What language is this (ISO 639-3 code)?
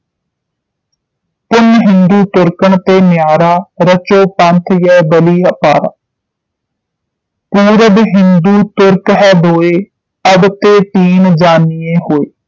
pan